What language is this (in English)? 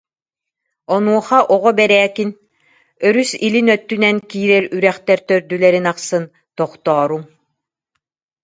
Yakut